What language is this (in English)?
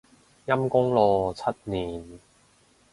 Cantonese